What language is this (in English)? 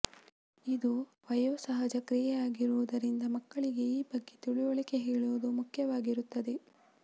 Kannada